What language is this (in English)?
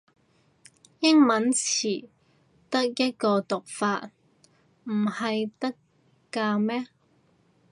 Cantonese